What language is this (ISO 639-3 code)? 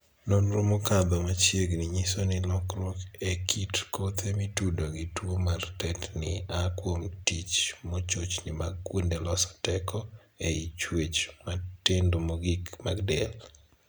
luo